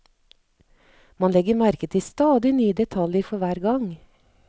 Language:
Norwegian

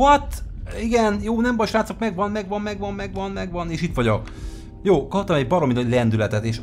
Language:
Hungarian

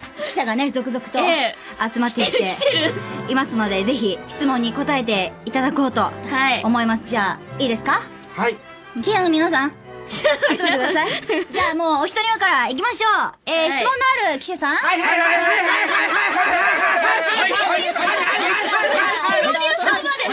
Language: Japanese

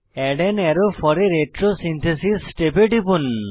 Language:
Bangla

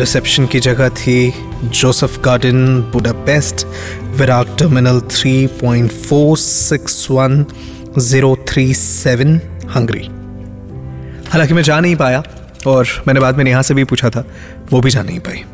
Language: Hindi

